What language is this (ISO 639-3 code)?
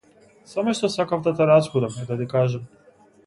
mkd